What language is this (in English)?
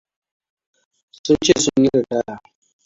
Hausa